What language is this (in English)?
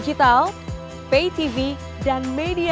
Indonesian